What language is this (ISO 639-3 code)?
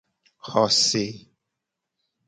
gej